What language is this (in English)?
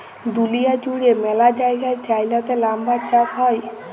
Bangla